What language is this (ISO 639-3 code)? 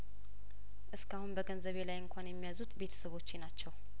amh